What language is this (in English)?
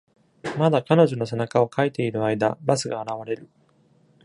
Japanese